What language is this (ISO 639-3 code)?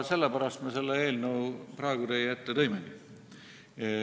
est